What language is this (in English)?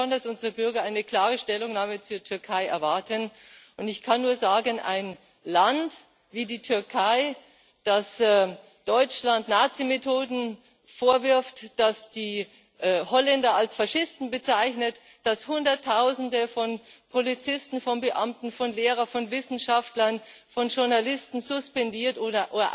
German